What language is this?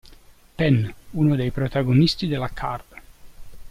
Italian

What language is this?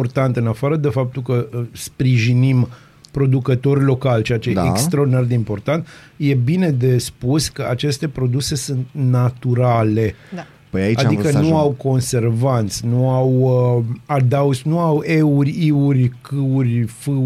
Romanian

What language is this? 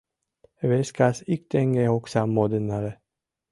Mari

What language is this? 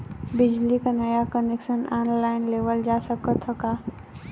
Bhojpuri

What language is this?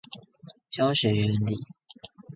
Chinese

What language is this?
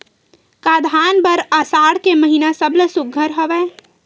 Chhattisgarhi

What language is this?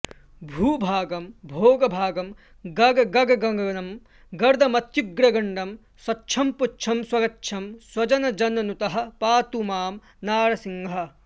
Sanskrit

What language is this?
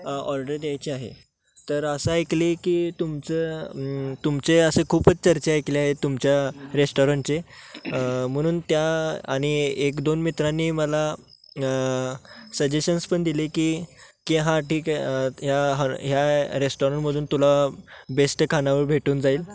Marathi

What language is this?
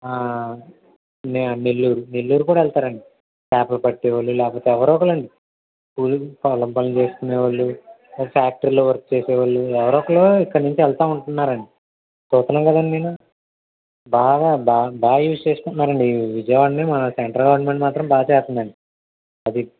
Telugu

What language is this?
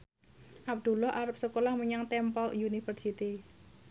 Javanese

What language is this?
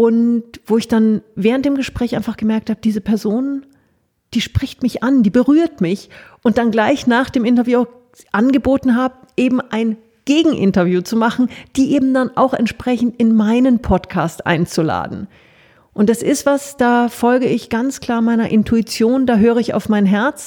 German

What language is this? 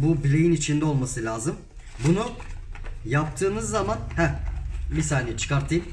Turkish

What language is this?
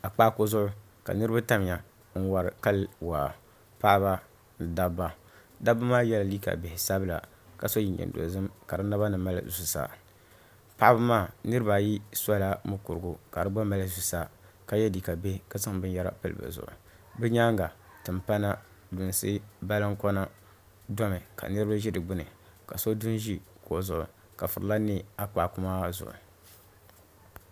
Dagbani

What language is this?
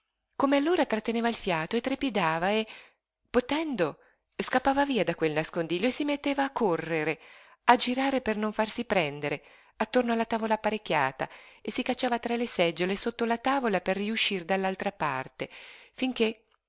Italian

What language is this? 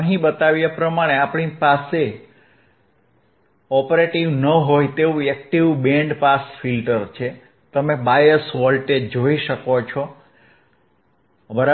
Gujarati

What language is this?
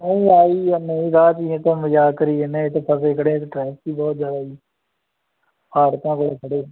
Punjabi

